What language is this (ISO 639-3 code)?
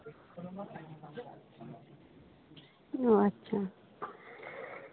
sat